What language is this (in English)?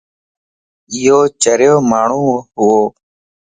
Lasi